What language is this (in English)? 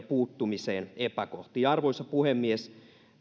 Finnish